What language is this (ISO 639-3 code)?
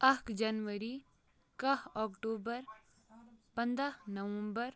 kas